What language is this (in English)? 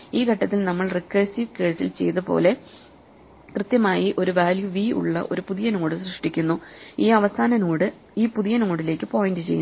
Malayalam